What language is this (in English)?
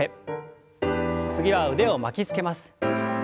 Japanese